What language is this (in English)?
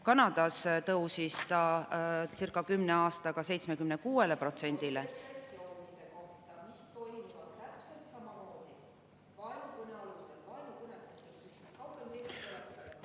Estonian